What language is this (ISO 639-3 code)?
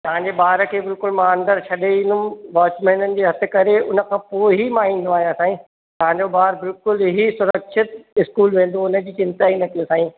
snd